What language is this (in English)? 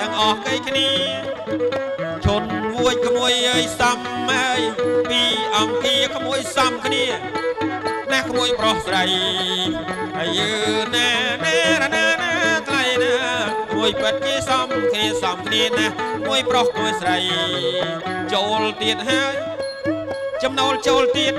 Thai